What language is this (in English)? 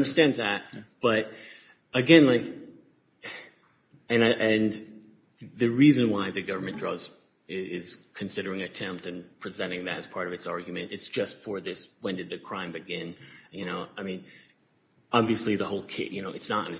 English